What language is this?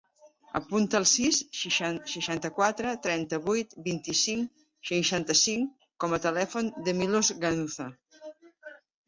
Catalan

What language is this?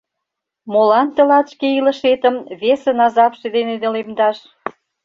Mari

